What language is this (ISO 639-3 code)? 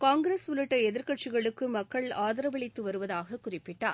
tam